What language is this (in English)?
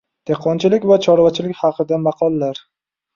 Uzbek